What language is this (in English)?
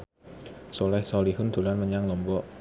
Javanese